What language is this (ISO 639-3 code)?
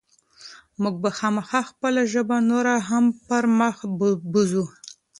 pus